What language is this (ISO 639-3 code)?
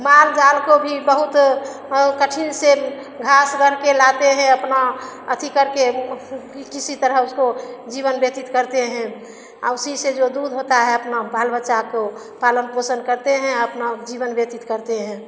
hin